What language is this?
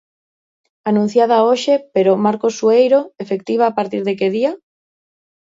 Galician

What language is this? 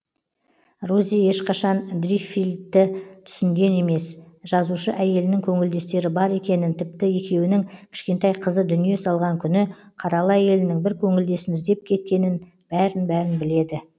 Kazakh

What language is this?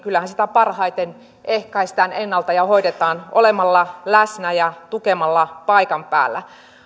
Finnish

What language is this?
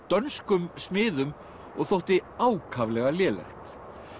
Icelandic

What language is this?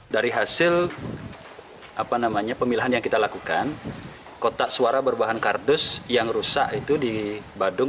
Indonesian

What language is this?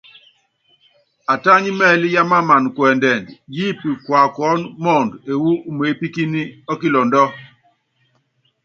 Yangben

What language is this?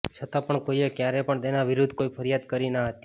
Gujarati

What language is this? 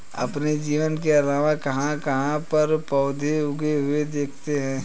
Hindi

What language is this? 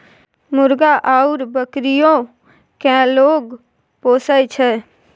Maithili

